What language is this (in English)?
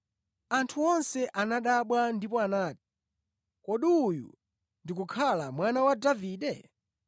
Nyanja